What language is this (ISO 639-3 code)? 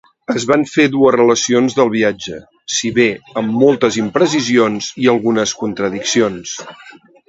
cat